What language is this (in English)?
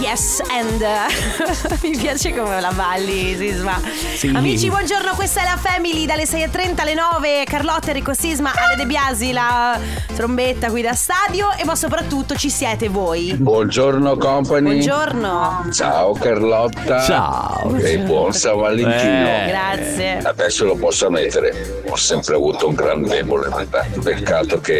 Italian